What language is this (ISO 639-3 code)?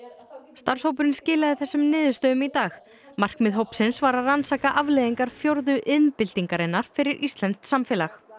isl